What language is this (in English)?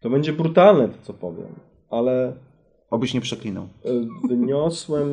Polish